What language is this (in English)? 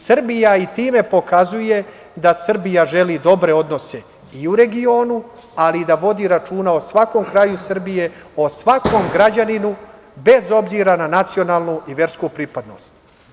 Serbian